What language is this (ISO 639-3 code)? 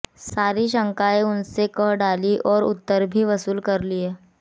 hin